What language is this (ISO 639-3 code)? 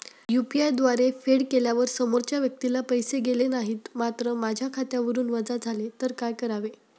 mar